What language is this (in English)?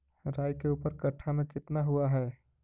Magahi